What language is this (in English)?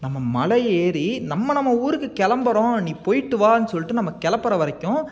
Tamil